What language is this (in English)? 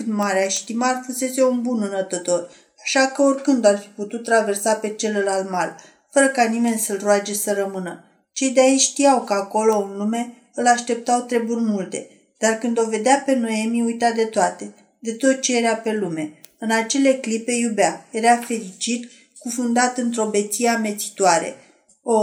Romanian